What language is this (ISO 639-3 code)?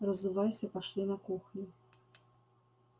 rus